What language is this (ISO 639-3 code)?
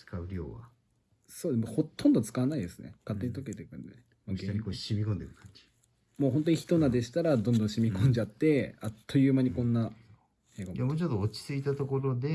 jpn